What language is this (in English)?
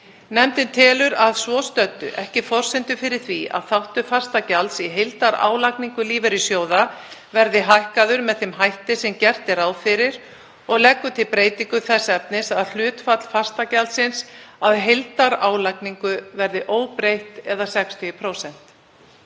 Icelandic